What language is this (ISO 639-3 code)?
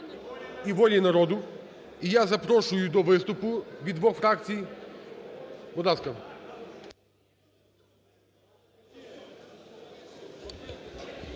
ukr